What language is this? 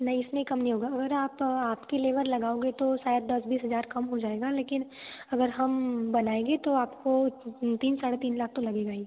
Hindi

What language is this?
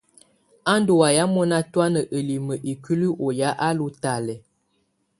Tunen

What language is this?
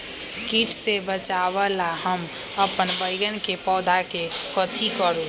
Magahi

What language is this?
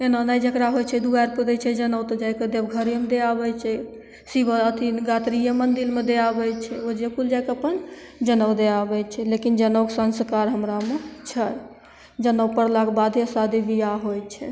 Maithili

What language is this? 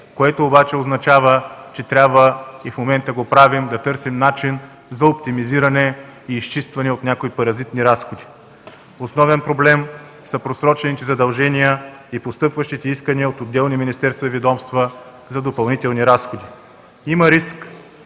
Bulgarian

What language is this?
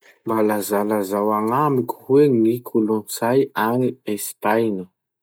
Masikoro Malagasy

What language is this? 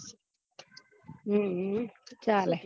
Gujarati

